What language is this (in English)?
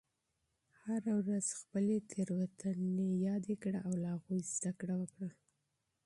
Pashto